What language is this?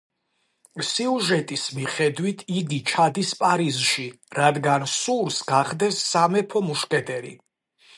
Georgian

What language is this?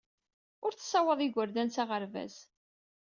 Kabyle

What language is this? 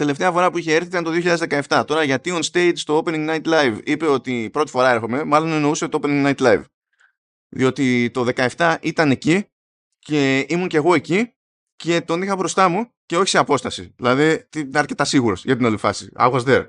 Greek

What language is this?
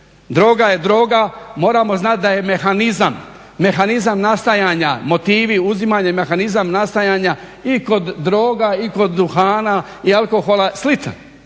Croatian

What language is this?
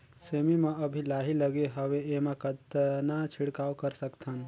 Chhattisgarhi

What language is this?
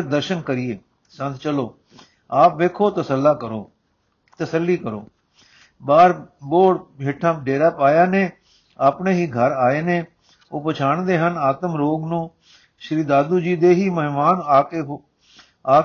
Punjabi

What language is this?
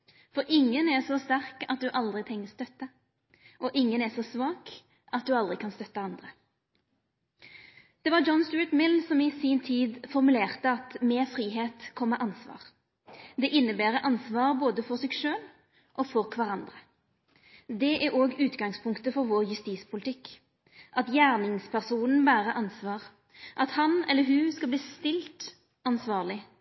Norwegian Nynorsk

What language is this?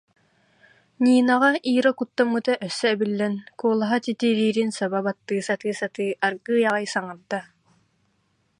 Yakut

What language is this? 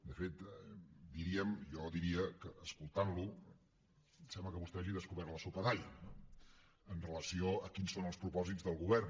Catalan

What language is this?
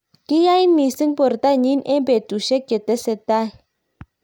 Kalenjin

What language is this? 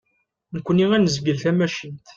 Kabyle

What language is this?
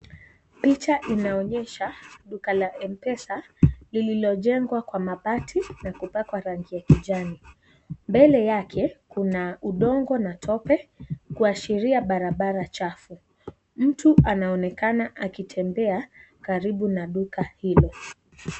Swahili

